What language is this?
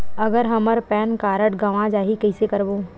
Chhattisgarhi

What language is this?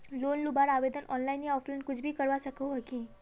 Magahi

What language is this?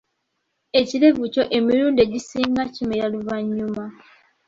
Ganda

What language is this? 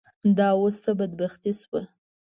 Pashto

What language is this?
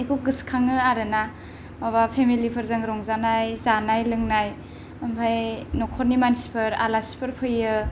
Bodo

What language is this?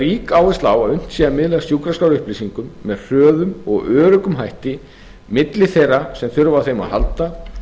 Icelandic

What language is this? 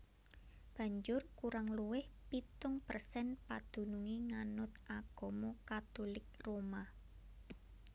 Javanese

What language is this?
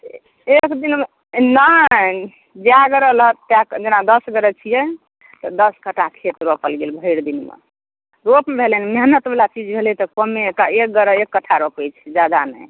Maithili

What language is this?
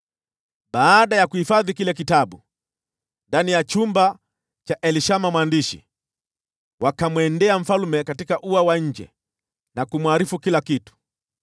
Swahili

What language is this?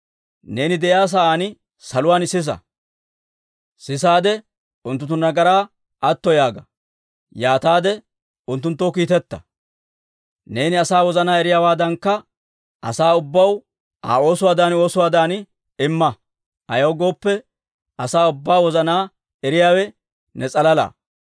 Dawro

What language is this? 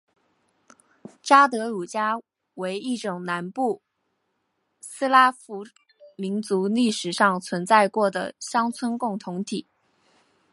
Chinese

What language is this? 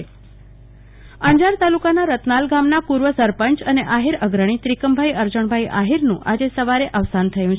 Gujarati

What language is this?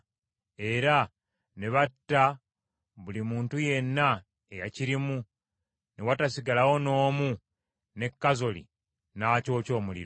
Ganda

